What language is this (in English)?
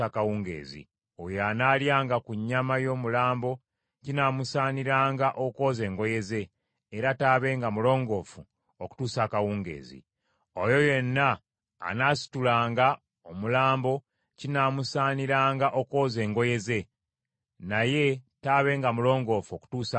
Ganda